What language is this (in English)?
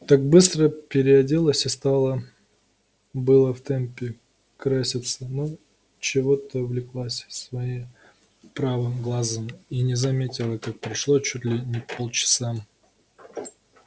Russian